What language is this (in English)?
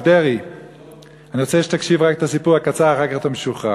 Hebrew